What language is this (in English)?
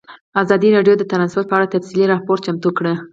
Pashto